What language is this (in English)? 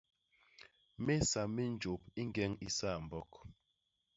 Basaa